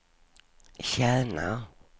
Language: Swedish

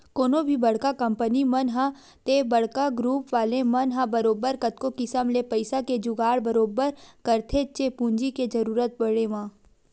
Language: Chhattisgarhi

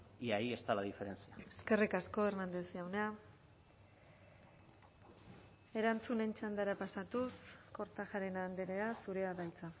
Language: Basque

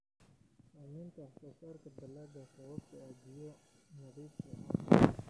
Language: Somali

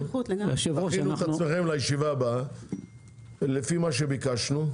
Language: Hebrew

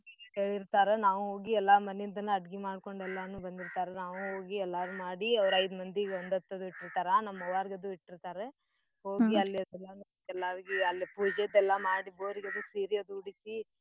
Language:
Kannada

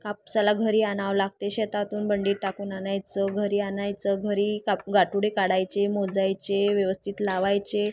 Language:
Marathi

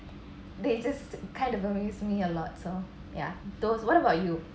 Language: English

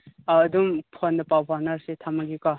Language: Manipuri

